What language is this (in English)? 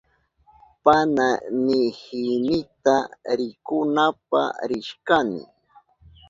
Southern Pastaza Quechua